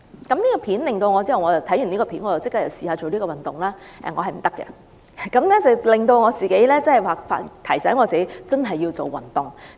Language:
Cantonese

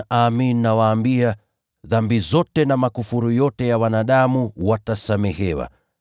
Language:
Swahili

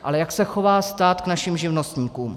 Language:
Czech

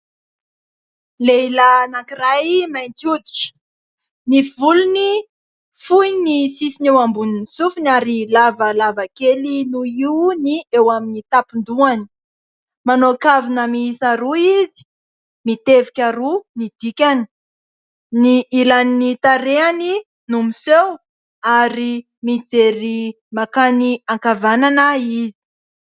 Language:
Malagasy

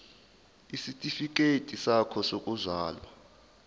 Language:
Zulu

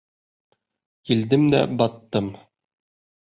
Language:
Bashkir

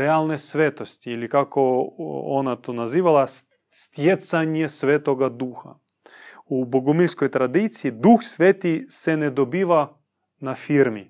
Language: Croatian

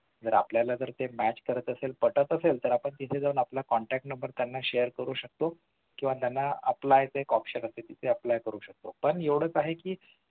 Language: Marathi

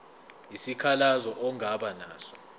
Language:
Zulu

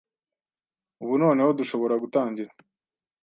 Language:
Kinyarwanda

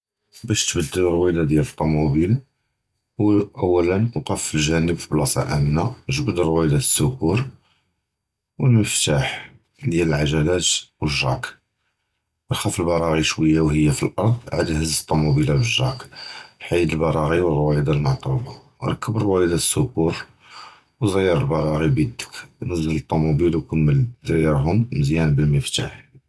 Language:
Judeo-Arabic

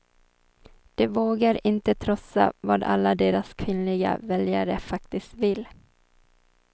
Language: Swedish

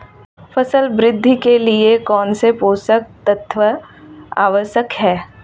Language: Hindi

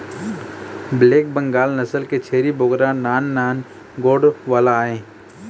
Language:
Chhattisgarhi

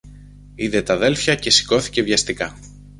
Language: Greek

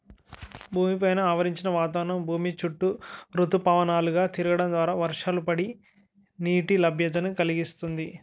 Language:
Telugu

